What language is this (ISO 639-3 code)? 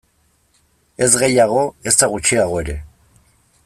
eus